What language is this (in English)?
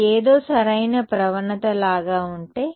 Telugu